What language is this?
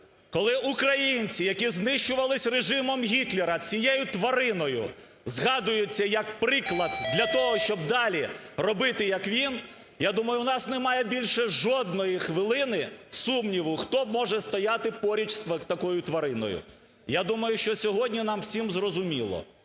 Ukrainian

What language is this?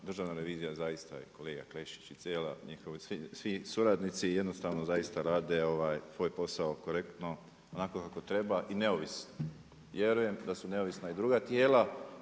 Croatian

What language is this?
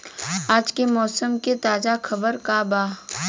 Bhojpuri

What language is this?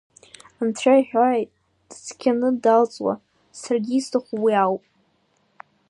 Abkhazian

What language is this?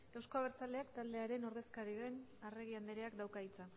Basque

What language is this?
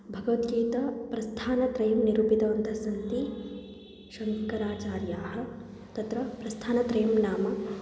Sanskrit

